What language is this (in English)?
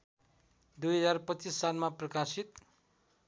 Nepali